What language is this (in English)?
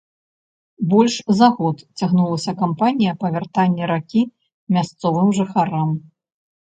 Belarusian